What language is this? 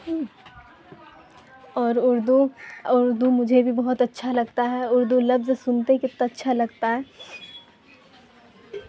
Urdu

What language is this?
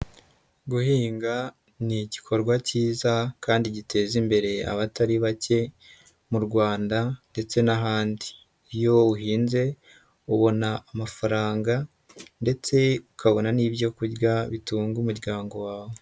Kinyarwanda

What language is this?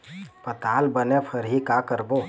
Chhattisgarhi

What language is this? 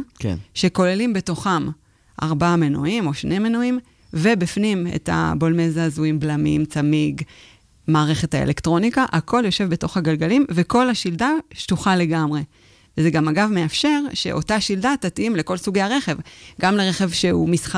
Hebrew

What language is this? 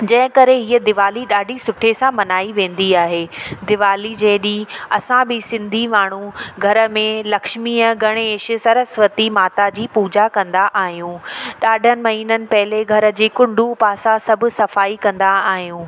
Sindhi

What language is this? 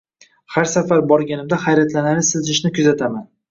Uzbek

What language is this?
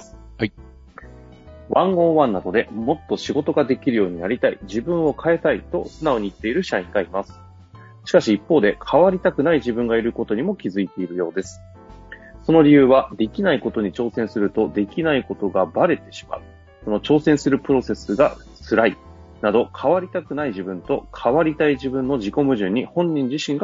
Japanese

